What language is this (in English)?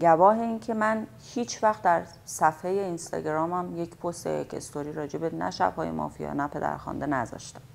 Persian